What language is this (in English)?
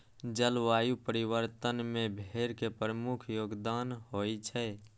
Maithili